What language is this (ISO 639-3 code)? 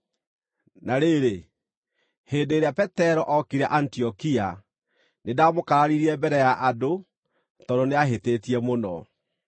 kik